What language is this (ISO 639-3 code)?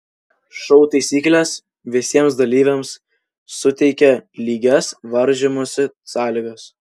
lit